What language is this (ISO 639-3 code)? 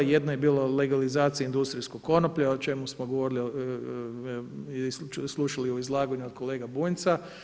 hrv